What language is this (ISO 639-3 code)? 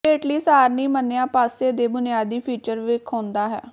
pan